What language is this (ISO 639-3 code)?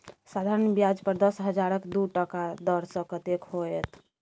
mai